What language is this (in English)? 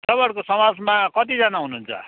Nepali